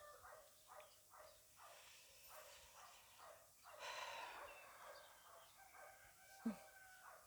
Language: Hebrew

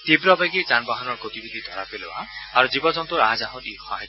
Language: Assamese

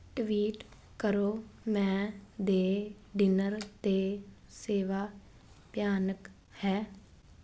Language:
Punjabi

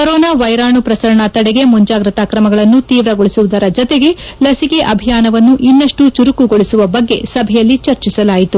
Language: Kannada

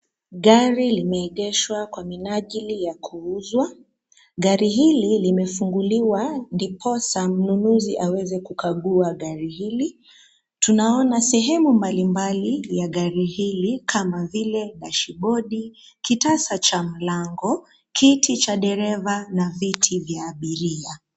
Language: Swahili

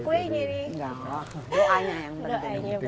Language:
Indonesian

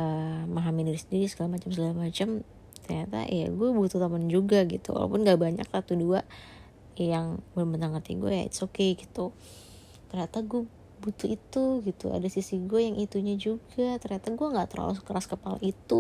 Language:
Indonesian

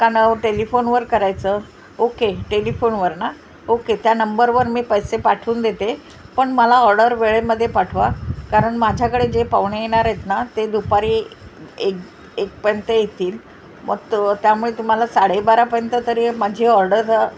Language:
Marathi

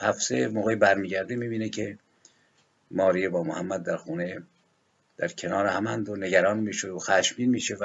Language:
Persian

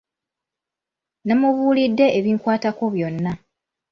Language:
Ganda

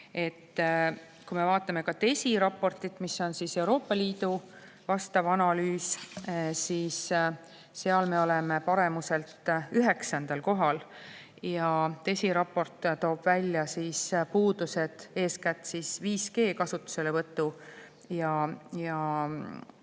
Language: Estonian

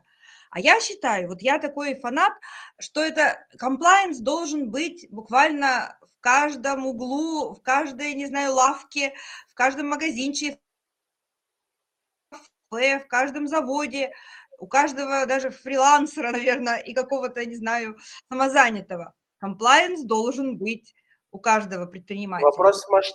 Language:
Russian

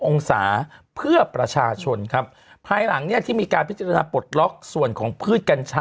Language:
Thai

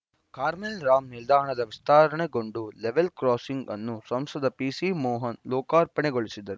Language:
Kannada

